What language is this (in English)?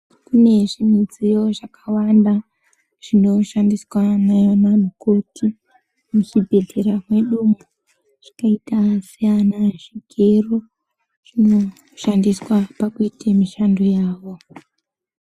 Ndau